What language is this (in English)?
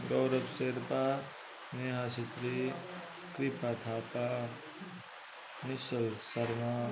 Nepali